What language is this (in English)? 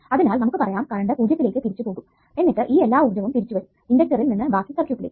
Malayalam